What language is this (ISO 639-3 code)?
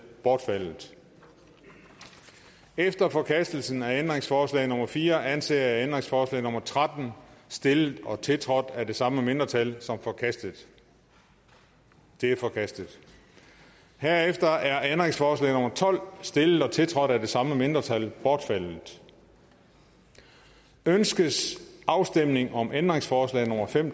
dan